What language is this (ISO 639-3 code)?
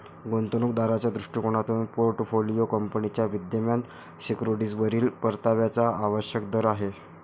mar